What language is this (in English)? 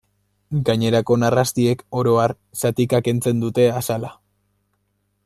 Basque